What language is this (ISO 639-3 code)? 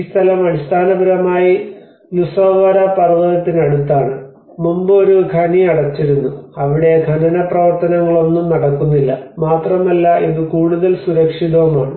mal